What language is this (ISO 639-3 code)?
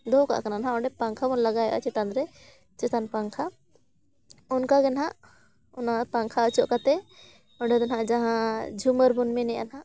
sat